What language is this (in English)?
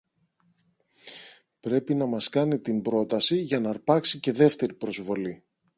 Greek